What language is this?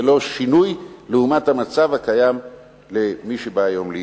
Hebrew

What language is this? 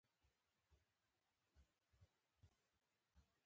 Pashto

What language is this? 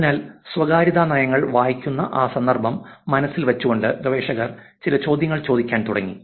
Malayalam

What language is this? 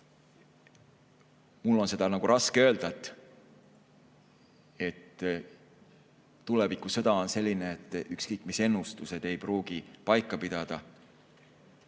Estonian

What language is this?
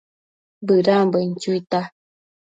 Matsés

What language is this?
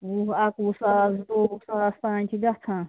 Kashmiri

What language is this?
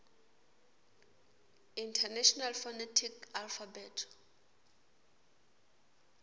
Swati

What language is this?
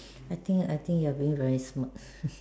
English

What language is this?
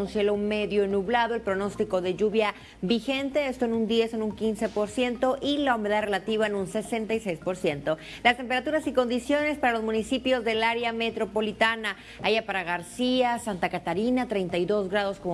Spanish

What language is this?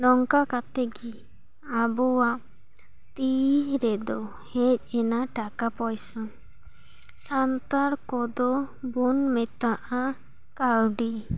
Santali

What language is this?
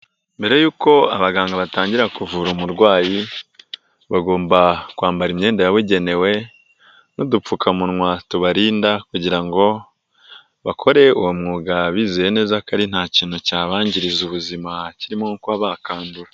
Kinyarwanda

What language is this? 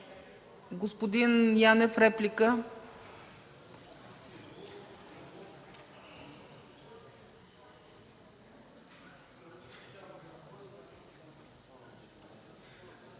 Bulgarian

